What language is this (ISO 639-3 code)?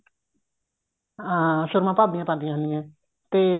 pan